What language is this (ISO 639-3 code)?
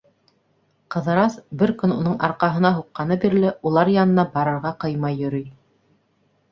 bak